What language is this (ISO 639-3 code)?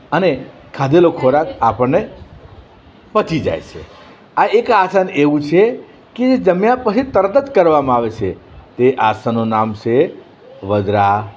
guj